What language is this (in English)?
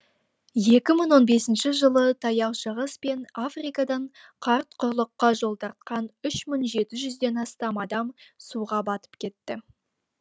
Kazakh